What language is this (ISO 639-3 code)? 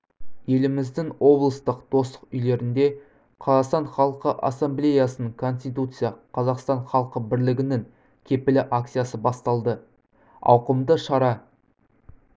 kaz